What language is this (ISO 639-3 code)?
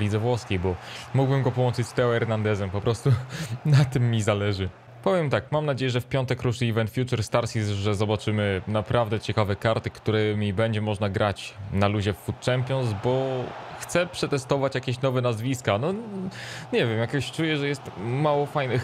pol